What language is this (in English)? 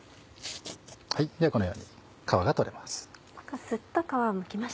Japanese